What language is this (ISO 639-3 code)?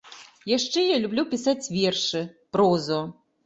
bel